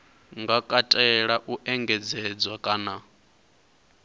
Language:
Venda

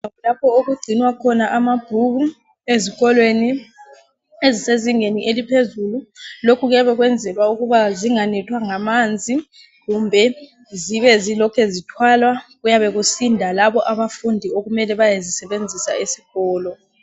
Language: North Ndebele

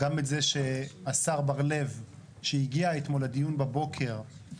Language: Hebrew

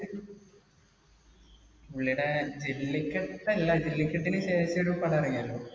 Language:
Malayalam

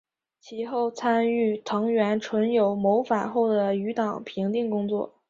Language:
Chinese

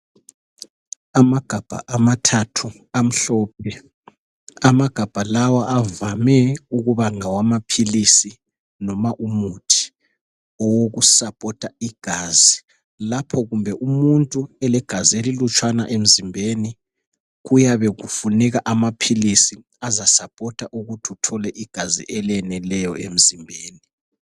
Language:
North Ndebele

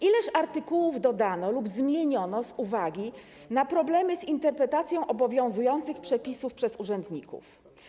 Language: Polish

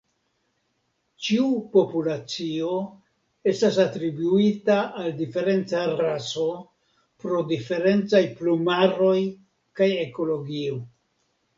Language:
Esperanto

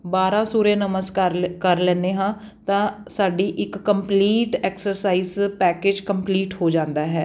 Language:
Punjabi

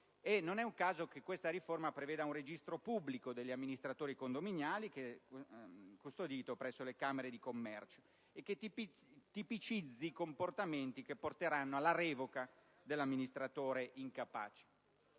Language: Italian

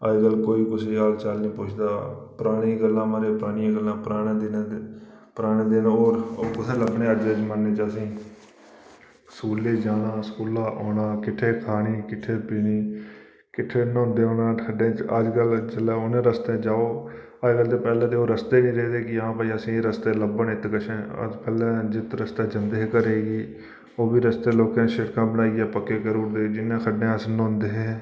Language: Dogri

